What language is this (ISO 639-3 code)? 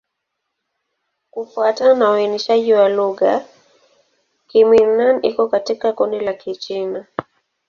swa